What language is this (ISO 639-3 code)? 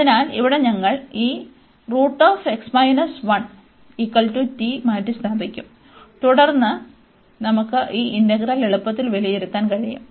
mal